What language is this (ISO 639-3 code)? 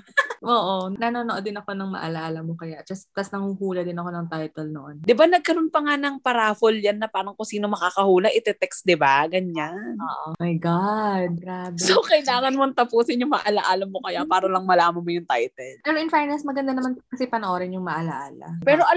fil